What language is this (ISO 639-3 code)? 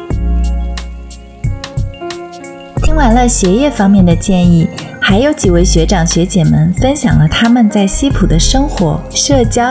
zho